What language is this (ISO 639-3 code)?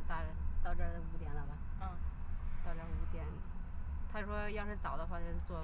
zho